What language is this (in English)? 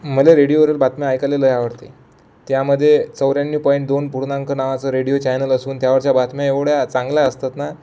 Marathi